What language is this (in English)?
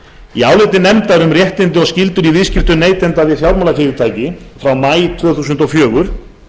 Icelandic